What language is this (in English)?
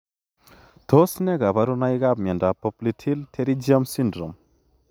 Kalenjin